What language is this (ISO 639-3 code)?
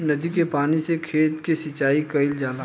bho